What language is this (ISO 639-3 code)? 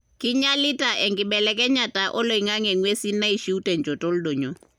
mas